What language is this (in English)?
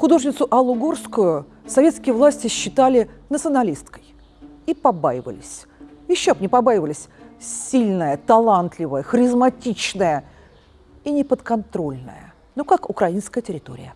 Russian